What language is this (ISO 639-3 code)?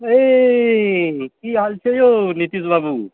mai